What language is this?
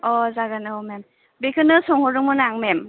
Bodo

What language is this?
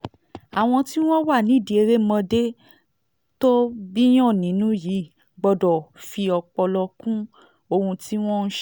Yoruba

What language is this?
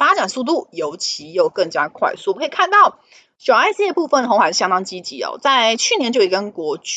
Chinese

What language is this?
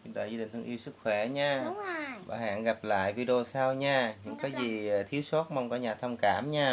Vietnamese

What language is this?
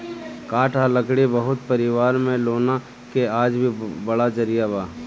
Bhojpuri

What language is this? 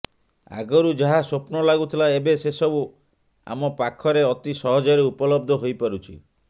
Odia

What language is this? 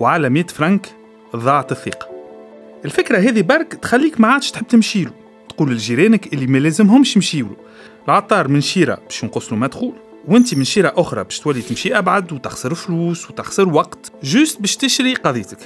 Arabic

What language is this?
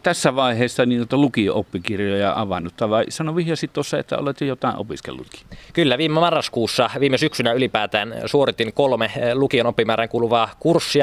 Finnish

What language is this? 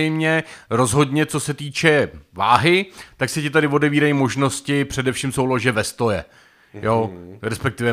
Czech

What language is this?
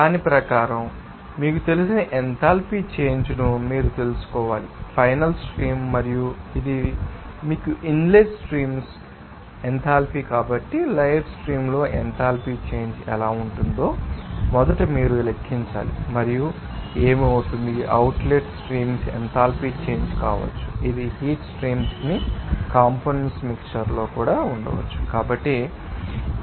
Telugu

